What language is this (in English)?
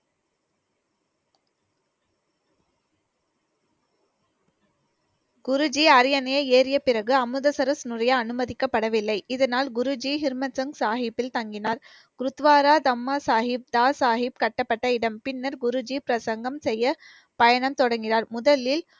Tamil